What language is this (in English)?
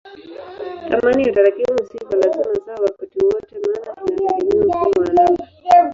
Swahili